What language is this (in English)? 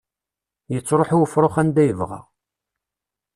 Kabyle